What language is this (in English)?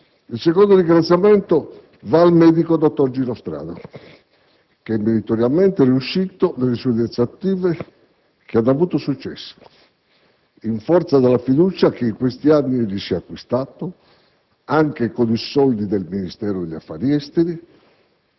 Italian